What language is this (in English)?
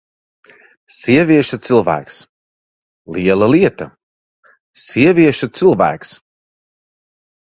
Latvian